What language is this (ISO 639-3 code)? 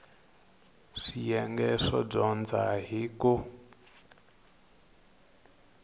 tso